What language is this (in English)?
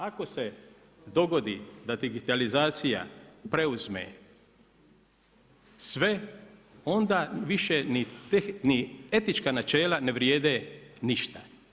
Croatian